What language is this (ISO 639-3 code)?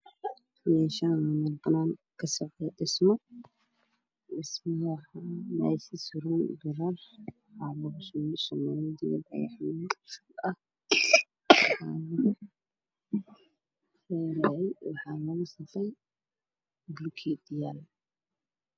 som